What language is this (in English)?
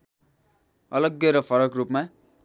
Nepali